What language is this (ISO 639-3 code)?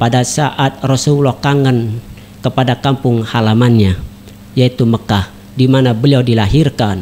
ind